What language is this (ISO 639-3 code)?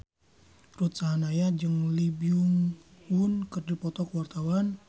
sun